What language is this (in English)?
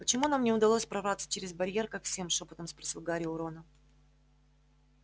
Russian